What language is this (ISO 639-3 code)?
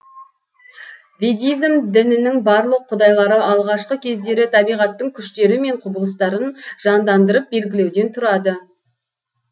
kaz